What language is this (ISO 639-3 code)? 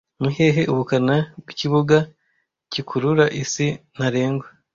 kin